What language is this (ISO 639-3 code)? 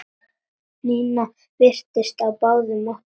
isl